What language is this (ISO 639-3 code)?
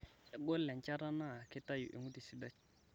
mas